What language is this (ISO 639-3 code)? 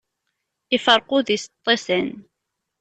kab